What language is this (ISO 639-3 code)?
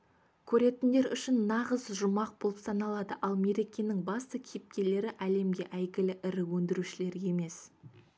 kaz